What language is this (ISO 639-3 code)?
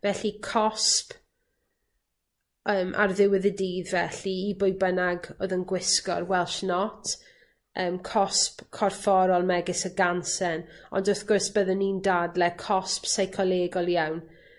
cym